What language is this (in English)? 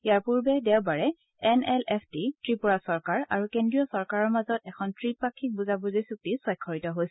Assamese